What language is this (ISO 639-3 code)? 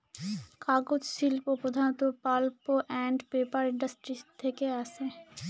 ben